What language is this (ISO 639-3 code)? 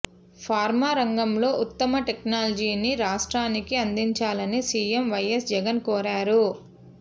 tel